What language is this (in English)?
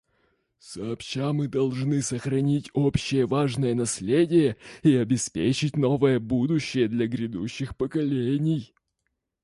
Russian